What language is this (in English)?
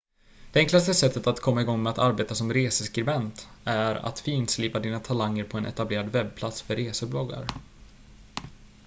Swedish